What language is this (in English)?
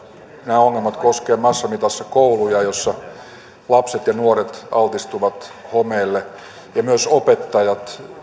Finnish